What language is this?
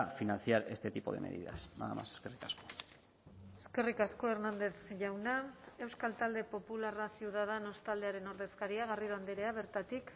Basque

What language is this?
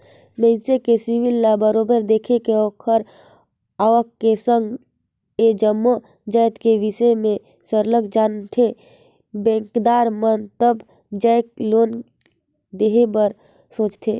Chhattisgarhi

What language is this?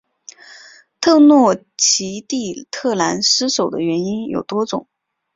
Chinese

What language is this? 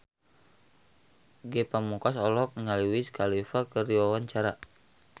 Sundanese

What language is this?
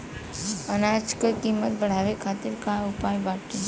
Bhojpuri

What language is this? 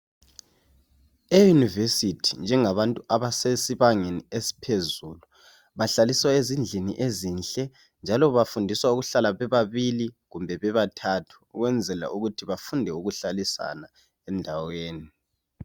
North Ndebele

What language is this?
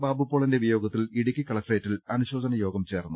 Malayalam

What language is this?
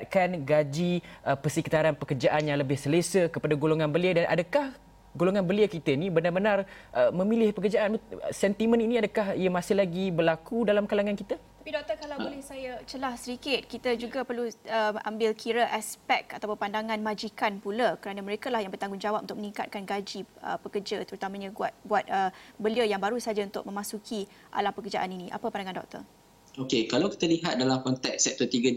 Malay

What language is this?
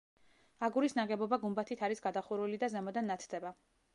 Georgian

